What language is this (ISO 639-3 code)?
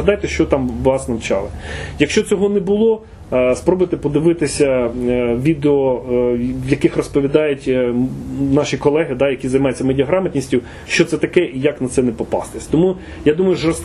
ukr